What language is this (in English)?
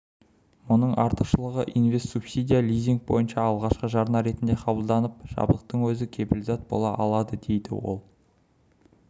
Kazakh